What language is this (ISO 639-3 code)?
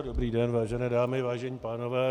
ces